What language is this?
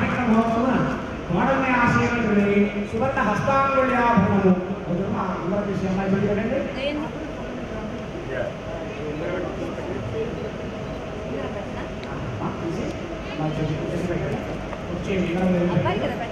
Hindi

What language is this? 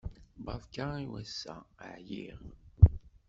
Kabyle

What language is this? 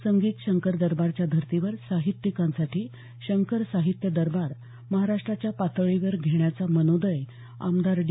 Marathi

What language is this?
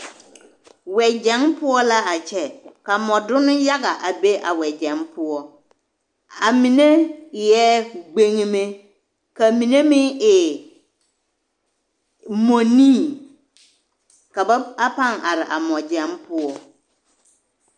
Southern Dagaare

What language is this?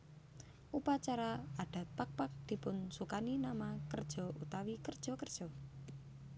Javanese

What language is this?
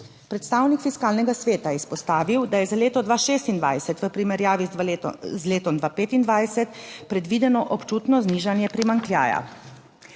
Slovenian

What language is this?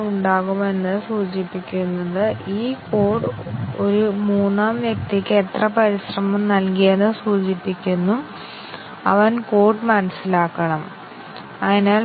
Malayalam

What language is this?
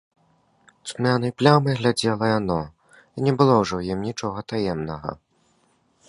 Belarusian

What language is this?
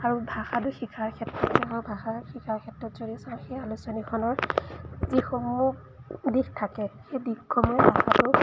Assamese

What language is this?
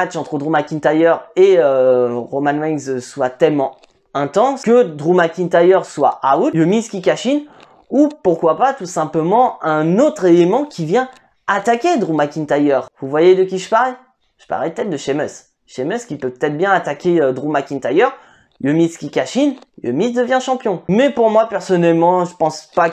French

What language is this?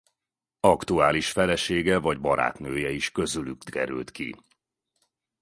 Hungarian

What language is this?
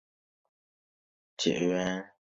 Chinese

